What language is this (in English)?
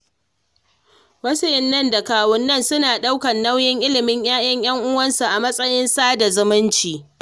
Hausa